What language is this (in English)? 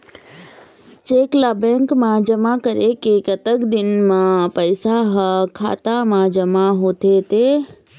Chhattisgarhi